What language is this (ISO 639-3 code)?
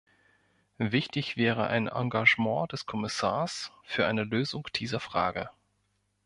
deu